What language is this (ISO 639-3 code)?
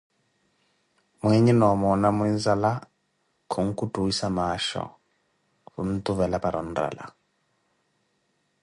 eko